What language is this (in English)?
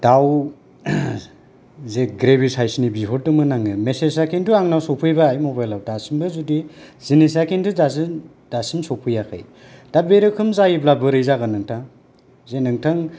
Bodo